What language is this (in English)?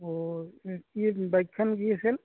Assamese